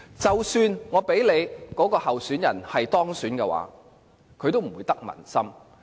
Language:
Cantonese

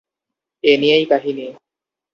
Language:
Bangla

